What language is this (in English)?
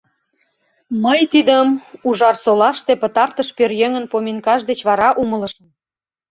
Mari